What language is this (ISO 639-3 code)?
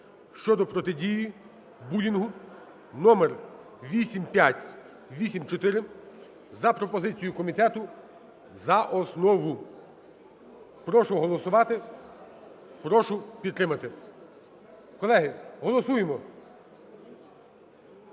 ukr